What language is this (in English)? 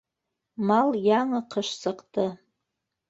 Bashkir